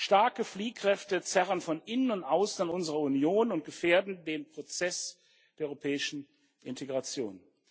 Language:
German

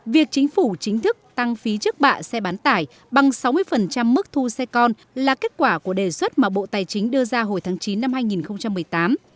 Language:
Vietnamese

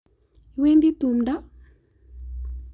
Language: Kalenjin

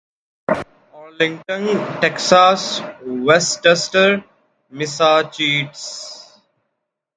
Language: Urdu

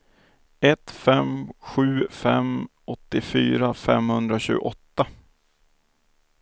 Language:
Swedish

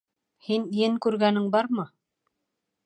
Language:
Bashkir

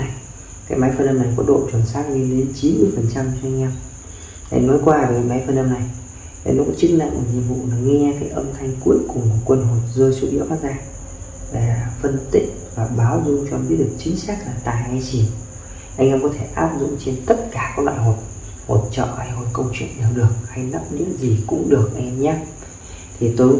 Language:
Vietnamese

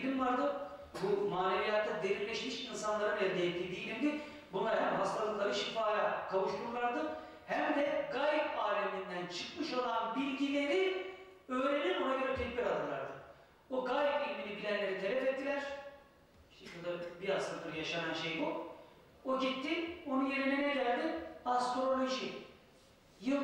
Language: Turkish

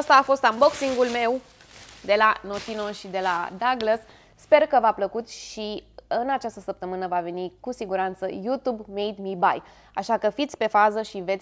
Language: Romanian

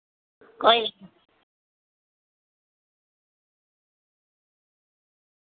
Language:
Dogri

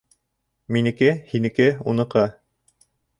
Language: Bashkir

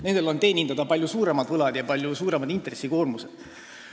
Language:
Estonian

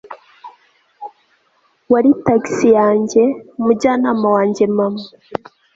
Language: Kinyarwanda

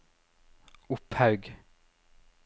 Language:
Norwegian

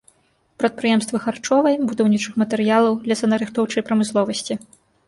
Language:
Belarusian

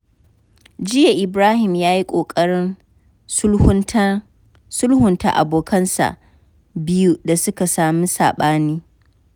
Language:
Hausa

